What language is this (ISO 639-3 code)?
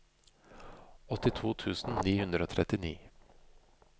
nor